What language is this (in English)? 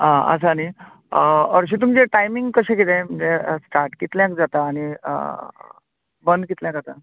Konkani